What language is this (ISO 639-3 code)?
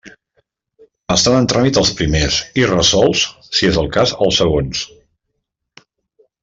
cat